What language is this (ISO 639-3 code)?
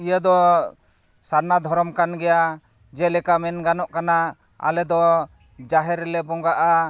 sat